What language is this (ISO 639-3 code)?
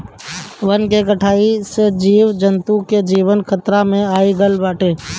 bho